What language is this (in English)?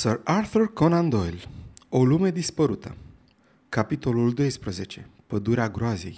Romanian